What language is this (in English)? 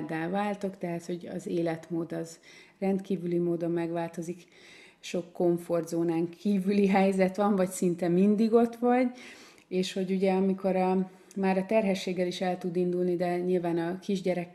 Hungarian